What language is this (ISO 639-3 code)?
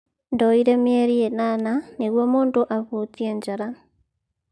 kik